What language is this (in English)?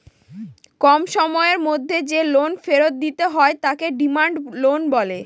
Bangla